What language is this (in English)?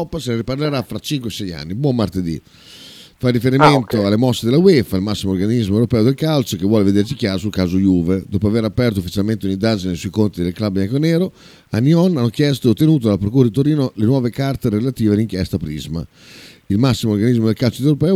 Italian